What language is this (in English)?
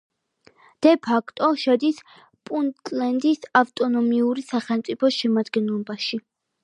Georgian